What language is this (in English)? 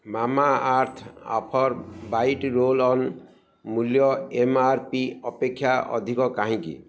Odia